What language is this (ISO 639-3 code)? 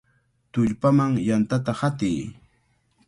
qvl